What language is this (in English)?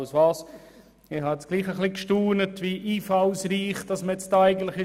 Swiss German